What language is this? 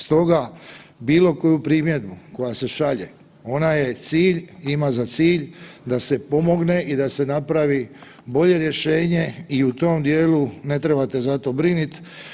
Croatian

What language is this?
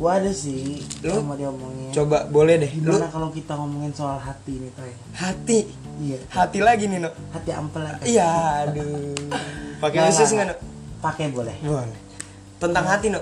Indonesian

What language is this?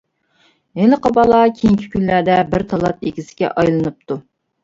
Uyghur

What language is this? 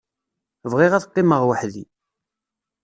Kabyle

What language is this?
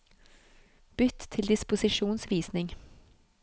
Norwegian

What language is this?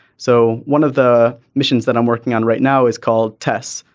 English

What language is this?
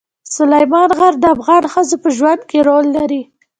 Pashto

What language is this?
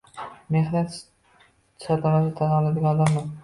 Uzbek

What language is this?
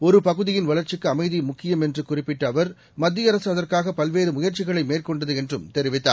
Tamil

